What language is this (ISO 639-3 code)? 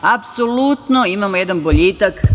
srp